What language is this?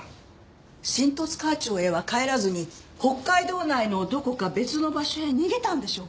Japanese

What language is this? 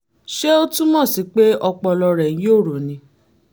Yoruba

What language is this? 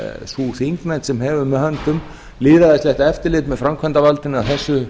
Icelandic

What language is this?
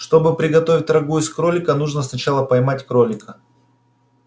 Russian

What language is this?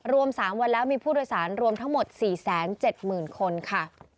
Thai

